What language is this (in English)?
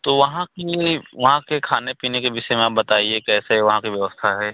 Hindi